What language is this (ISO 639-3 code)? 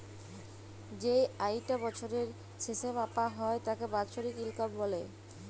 ben